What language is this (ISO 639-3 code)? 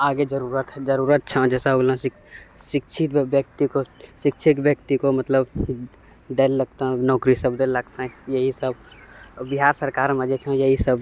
mai